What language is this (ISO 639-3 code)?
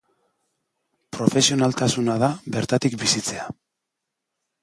eus